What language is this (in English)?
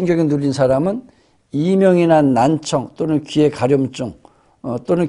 Korean